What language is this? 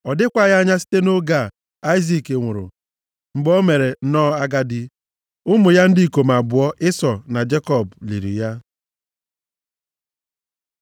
Igbo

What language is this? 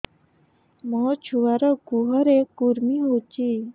Odia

